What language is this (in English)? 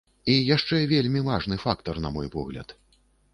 Belarusian